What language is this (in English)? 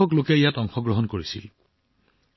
Assamese